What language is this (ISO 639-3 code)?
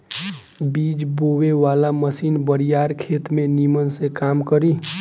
bho